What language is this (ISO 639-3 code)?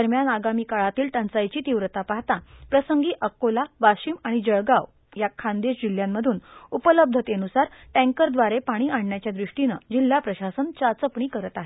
mar